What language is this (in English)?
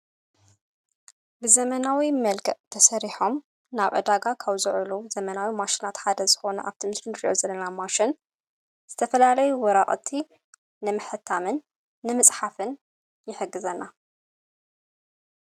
Tigrinya